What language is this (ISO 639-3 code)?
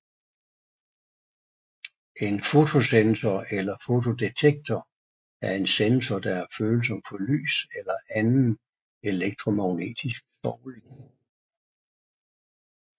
dan